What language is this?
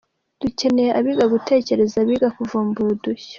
Kinyarwanda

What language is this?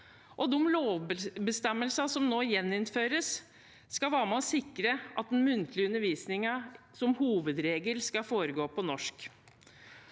Norwegian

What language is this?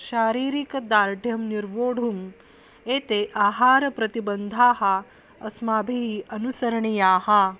Sanskrit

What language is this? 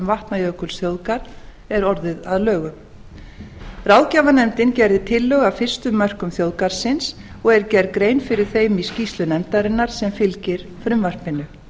Icelandic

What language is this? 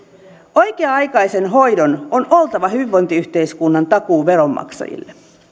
Finnish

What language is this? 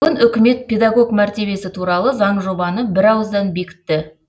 Kazakh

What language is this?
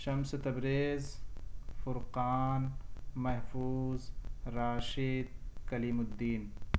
Urdu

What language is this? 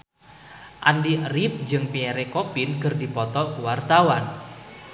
Sundanese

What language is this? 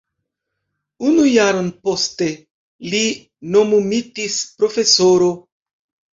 Esperanto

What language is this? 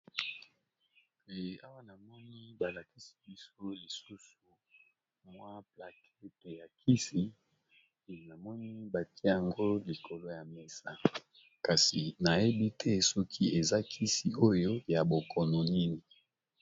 Lingala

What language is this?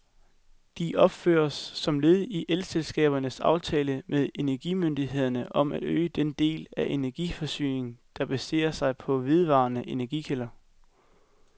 Danish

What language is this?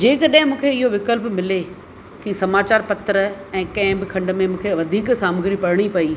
Sindhi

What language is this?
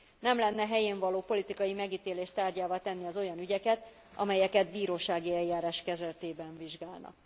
Hungarian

